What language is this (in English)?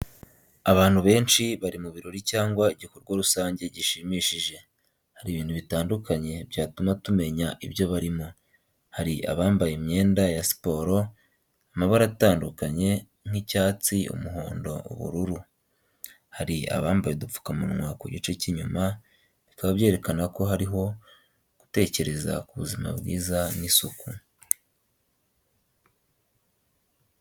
Kinyarwanda